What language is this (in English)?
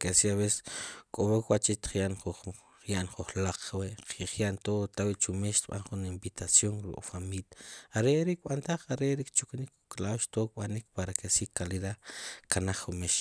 Sipacapense